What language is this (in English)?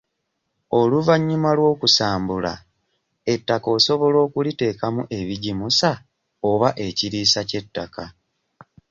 Ganda